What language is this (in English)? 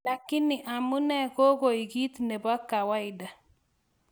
Kalenjin